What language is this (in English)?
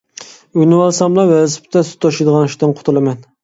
Uyghur